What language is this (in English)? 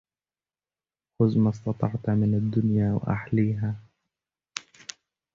Arabic